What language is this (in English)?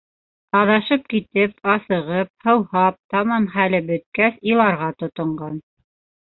Bashkir